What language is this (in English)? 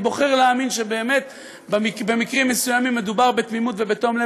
Hebrew